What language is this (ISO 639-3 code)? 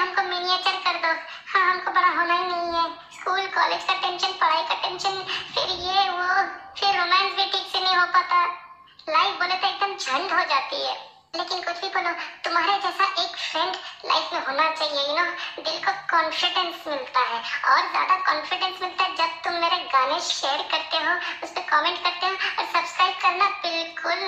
ind